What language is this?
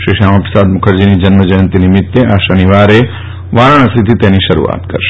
Gujarati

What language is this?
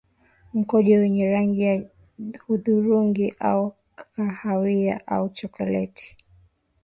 Swahili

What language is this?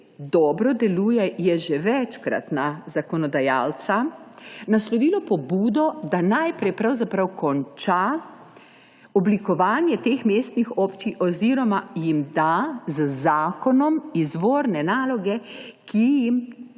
Slovenian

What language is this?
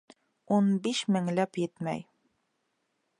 Bashkir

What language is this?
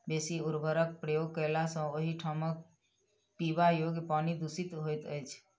Maithili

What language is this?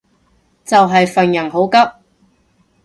Cantonese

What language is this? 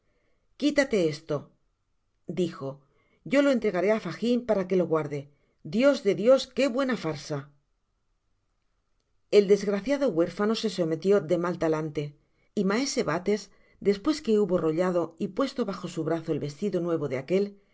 Spanish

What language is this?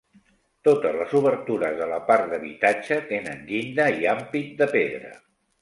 Catalan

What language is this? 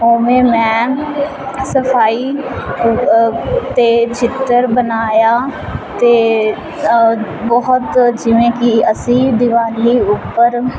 Punjabi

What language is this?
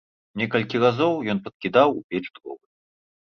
Belarusian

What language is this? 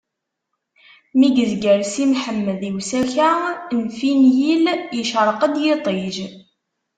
Kabyle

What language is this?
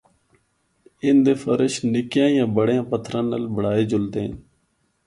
Northern Hindko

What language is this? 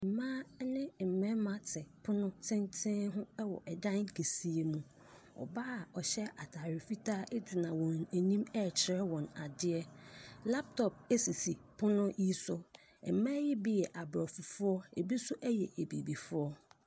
Akan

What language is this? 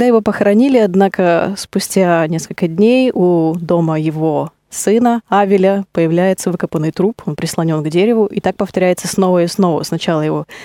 Russian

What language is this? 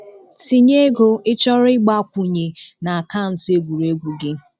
Igbo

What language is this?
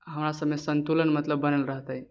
Maithili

